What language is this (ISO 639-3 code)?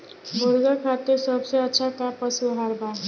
bho